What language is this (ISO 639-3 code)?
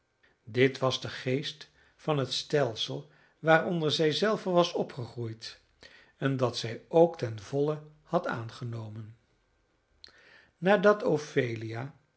nld